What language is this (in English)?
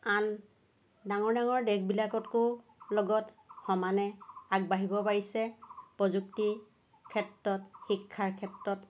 Assamese